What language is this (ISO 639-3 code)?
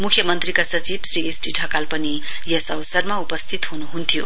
nep